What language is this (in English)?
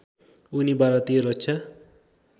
Nepali